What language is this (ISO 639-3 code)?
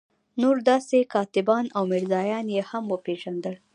pus